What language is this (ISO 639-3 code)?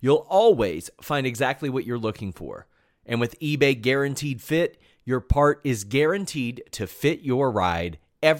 eng